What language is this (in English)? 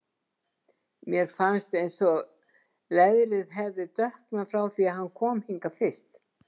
Icelandic